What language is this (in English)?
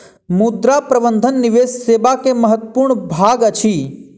Maithili